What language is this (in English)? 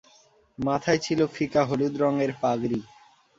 Bangla